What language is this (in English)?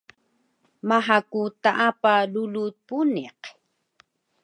Taroko